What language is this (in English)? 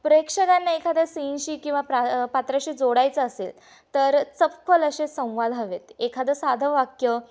Marathi